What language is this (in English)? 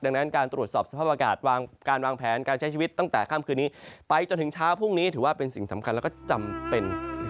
Thai